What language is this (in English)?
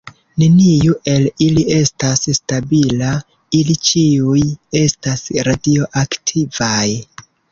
Esperanto